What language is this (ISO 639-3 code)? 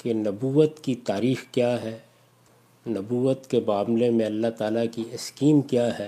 urd